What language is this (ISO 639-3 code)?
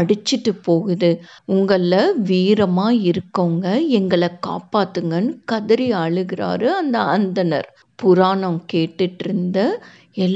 tam